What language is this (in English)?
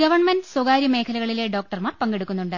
Malayalam